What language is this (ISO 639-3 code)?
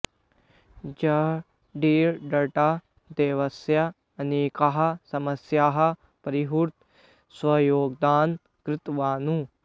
san